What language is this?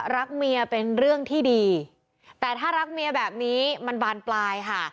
Thai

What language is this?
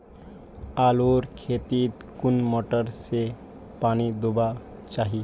Magahi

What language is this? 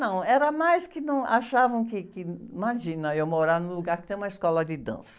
Portuguese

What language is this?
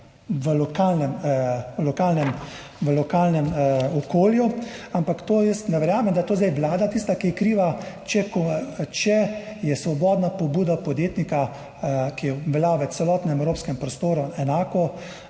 Slovenian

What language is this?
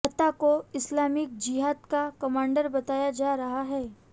Hindi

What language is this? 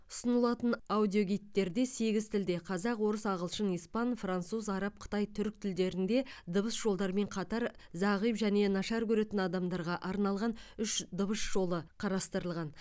Kazakh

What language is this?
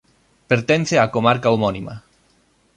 Galician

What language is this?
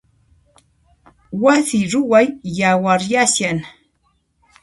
Puno Quechua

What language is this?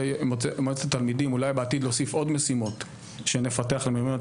Hebrew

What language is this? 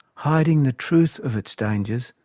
English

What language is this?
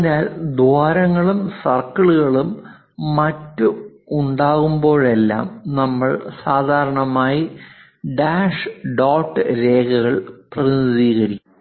Malayalam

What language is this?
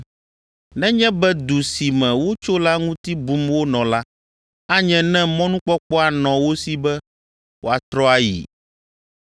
Ewe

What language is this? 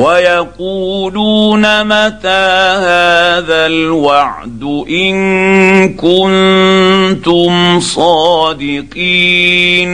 Arabic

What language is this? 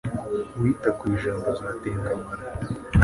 Kinyarwanda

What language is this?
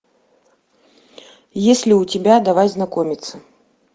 Russian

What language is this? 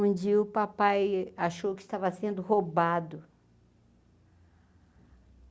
Portuguese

